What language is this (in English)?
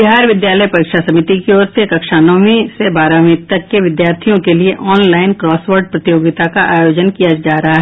Hindi